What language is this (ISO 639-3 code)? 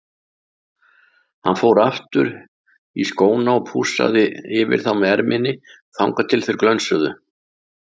isl